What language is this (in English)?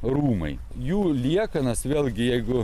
Lithuanian